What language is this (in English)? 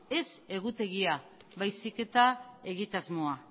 Basque